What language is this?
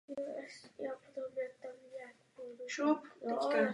Czech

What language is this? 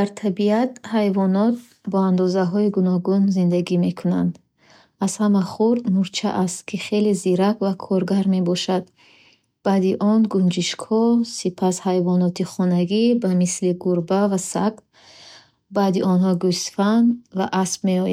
Bukharic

